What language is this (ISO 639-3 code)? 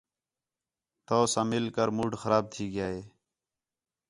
xhe